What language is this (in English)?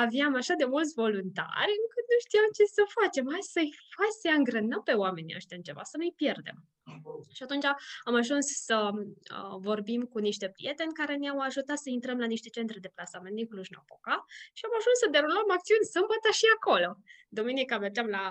Romanian